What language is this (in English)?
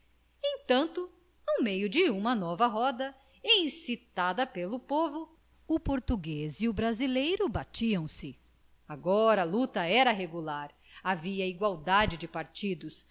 Portuguese